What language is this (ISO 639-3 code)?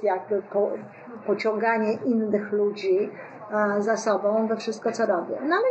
pol